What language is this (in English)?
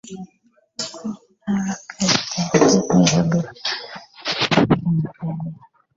Ganda